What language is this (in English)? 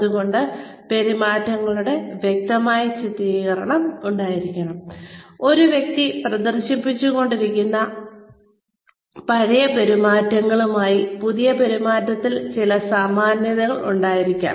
Malayalam